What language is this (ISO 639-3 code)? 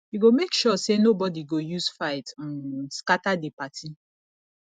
pcm